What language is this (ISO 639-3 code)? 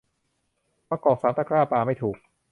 tha